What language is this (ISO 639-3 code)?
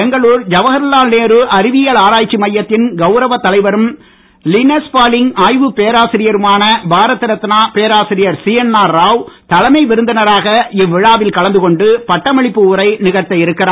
tam